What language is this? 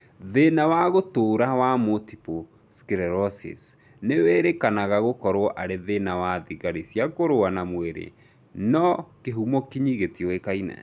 Kikuyu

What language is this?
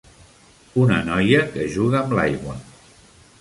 Catalan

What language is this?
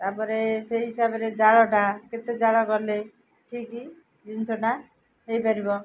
Odia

